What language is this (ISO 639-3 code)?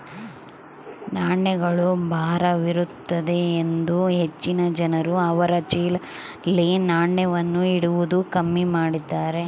kan